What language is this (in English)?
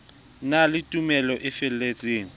Southern Sotho